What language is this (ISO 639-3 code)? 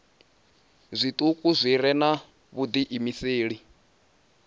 ven